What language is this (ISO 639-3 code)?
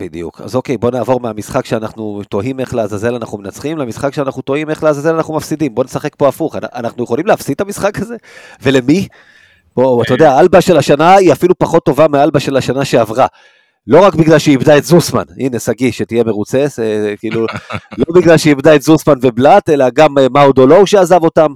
heb